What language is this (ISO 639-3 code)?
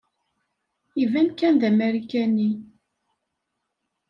kab